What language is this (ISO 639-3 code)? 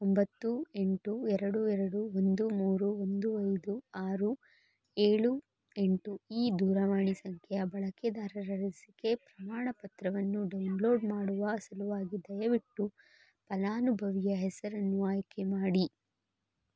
kan